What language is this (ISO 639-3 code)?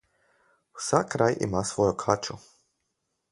slv